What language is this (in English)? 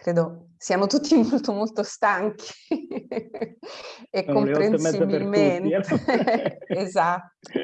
Italian